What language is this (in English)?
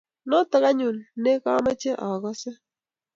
Kalenjin